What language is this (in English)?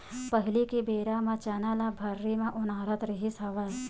Chhattisgarhi